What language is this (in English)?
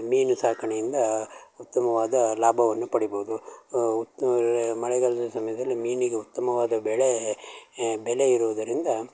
Kannada